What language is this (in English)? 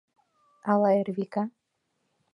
Mari